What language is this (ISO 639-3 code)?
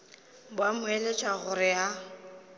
nso